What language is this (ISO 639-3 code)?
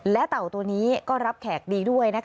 tha